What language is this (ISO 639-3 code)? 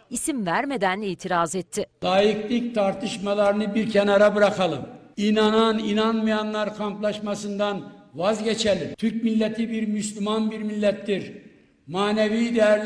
tur